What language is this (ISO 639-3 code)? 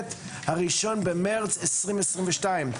heb